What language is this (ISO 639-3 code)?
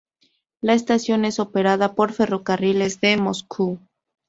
spa